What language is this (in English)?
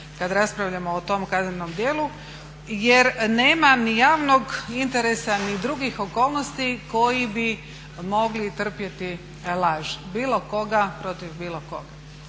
Croatian